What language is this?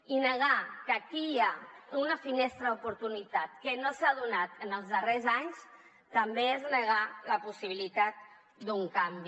Catalan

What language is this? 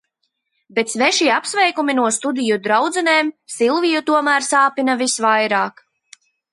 Latvian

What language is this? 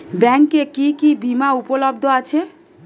Bangla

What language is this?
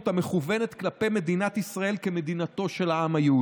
Hebrew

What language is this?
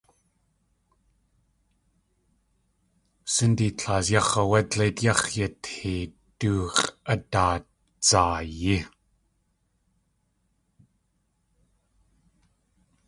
Tlingit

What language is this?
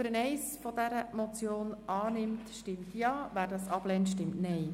Swiss German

